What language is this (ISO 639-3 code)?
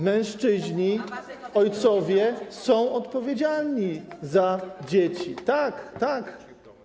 pol